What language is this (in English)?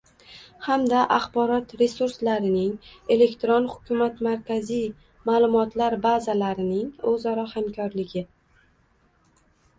Uzbek